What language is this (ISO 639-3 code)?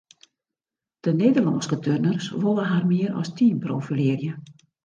fry